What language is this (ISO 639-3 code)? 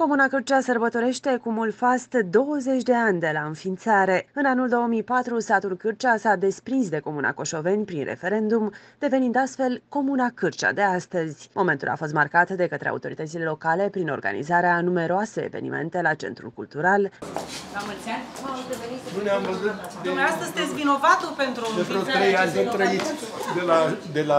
ron